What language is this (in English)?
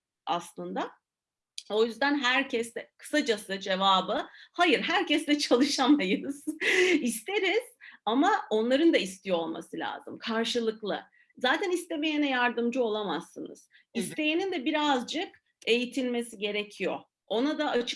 Turkish